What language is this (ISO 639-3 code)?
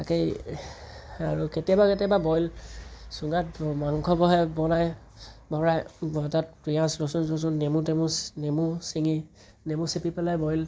asm